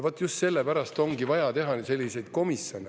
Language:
Estonian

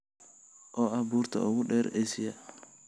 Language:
Somali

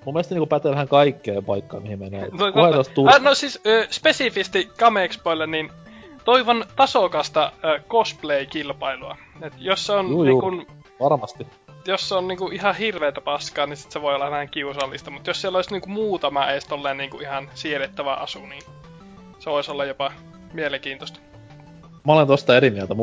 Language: Finnish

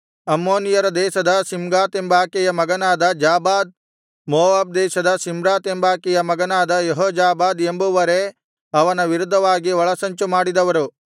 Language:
Kannada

